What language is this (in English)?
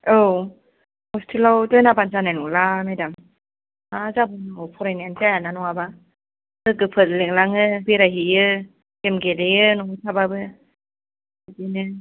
Bodo